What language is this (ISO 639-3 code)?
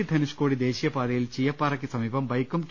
mal